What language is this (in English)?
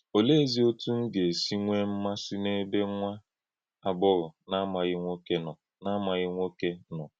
Igbo